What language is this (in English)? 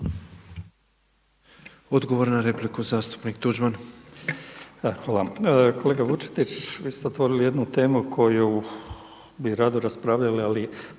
Croatian